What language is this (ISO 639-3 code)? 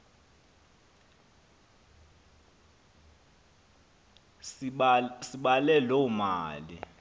xho